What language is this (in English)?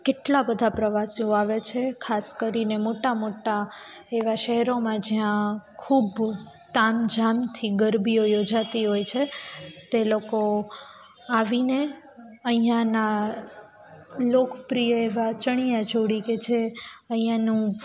Gujarati